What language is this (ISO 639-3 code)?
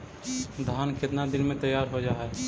mag